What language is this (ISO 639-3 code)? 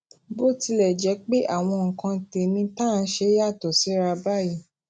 yor